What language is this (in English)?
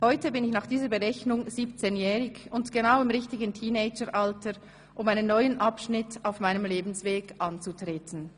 Swiss German